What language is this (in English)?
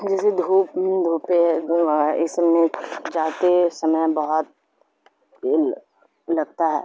Urdu